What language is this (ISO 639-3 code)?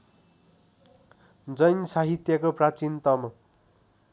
nep